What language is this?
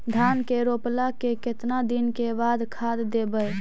Magahi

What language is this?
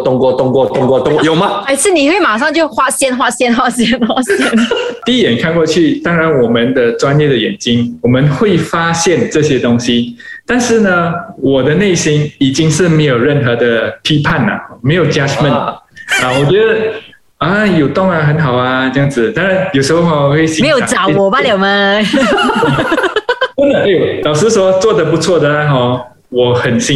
Chinese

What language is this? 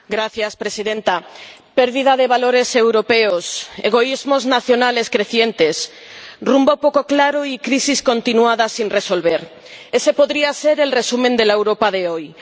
Spanish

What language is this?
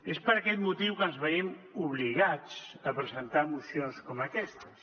Catalan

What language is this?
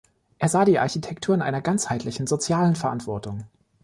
German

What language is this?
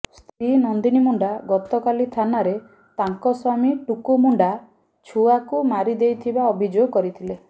Odia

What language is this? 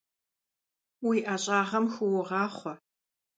Kabardian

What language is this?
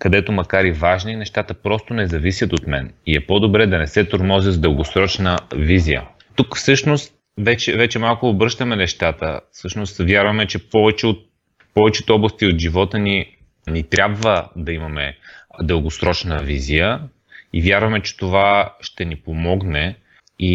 Bulgarian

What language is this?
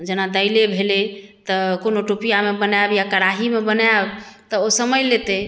Maithili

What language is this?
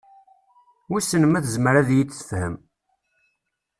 Kabyle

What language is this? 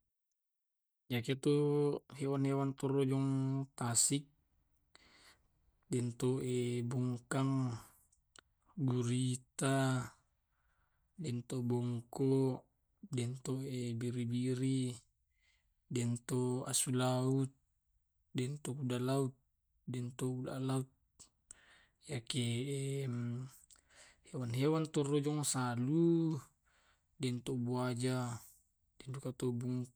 Tae'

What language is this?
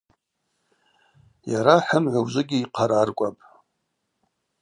Abaza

